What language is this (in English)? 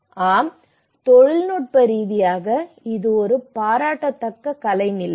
Tamil